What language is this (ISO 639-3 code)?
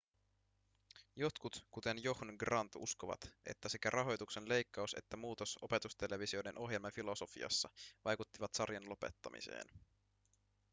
fin